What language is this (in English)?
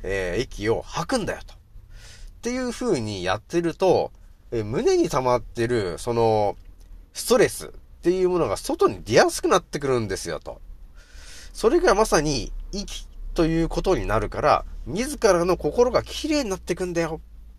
Japanese